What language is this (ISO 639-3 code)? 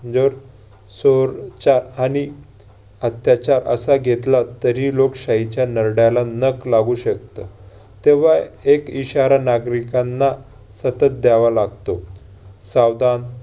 mar